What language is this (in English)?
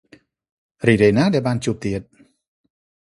Khmer